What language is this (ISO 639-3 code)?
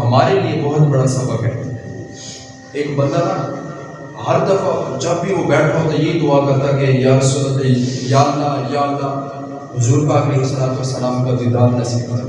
urd